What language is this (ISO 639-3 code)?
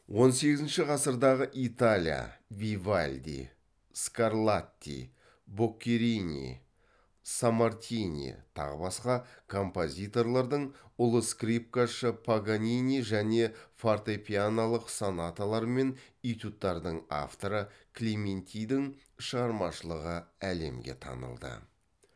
kaz